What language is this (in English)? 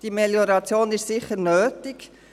Swiss German